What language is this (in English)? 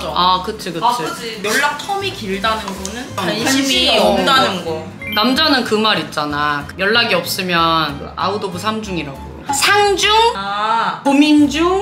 Korean